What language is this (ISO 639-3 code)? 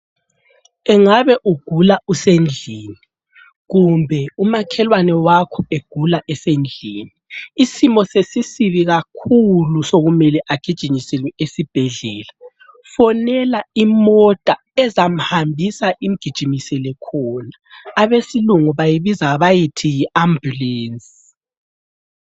nde